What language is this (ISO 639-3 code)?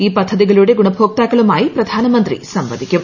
mal